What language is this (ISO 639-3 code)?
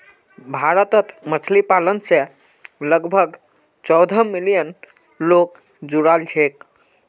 mag